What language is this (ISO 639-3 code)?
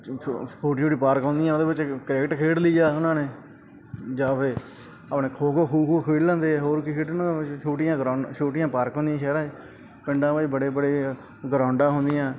pan